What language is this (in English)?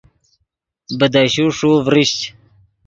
Yidgha